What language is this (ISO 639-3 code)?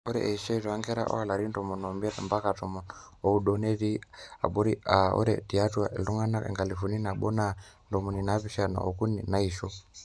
mas